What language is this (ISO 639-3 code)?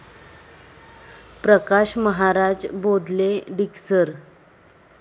mar